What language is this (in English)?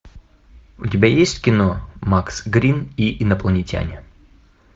Russian